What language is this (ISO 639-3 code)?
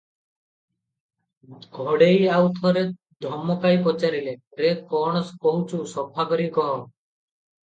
ori